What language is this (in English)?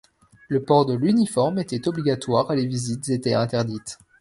French